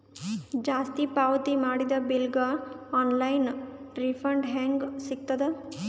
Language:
Kannada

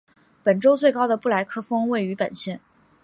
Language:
Chinese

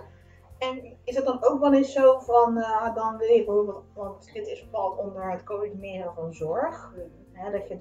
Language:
Dutch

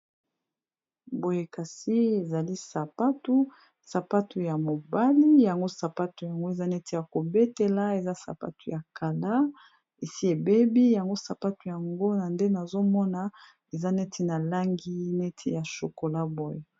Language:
Lingala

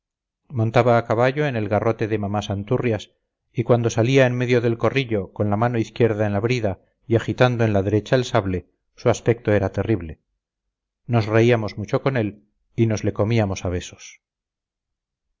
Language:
Spanish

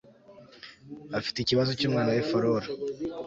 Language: Kinyarwanda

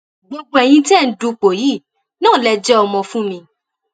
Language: Yoruba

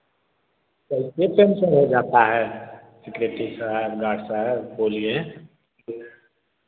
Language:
Hindi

